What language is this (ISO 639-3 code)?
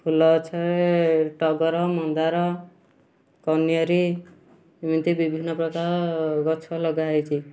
ori